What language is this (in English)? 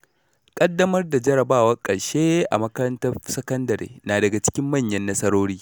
Hausa